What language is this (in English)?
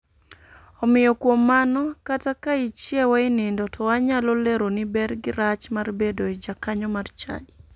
Luo (Kenya and Tanzania)